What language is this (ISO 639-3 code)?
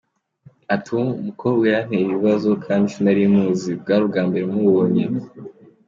kin